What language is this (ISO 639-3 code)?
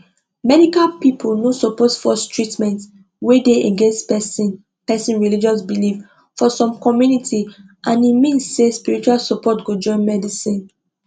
pcm